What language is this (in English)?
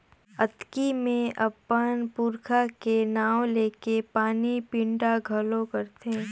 Chhattisgarhi